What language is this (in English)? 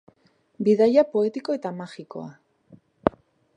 Basque